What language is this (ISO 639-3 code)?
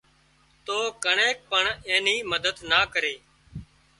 kxp